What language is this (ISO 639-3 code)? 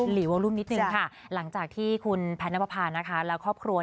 tha